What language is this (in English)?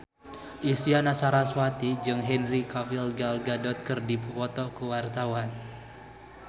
Sundanese